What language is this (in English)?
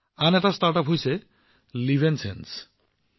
Assamese